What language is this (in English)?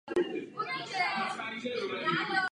Czech